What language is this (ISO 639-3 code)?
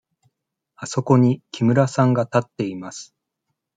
jpn